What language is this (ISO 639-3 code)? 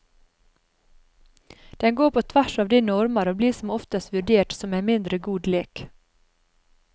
nor